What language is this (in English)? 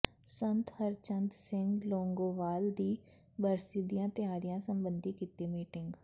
Punjabi